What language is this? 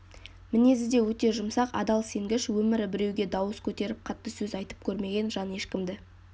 Kazakh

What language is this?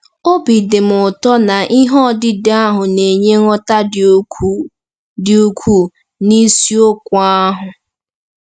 Igbo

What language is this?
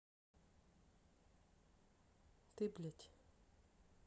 Russian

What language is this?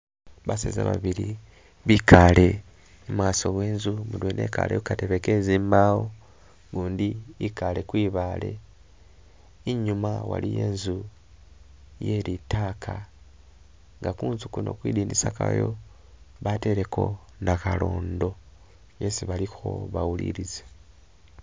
Masaaba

